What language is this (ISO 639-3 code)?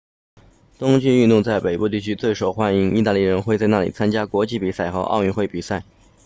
zho